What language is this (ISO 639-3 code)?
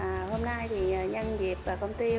vie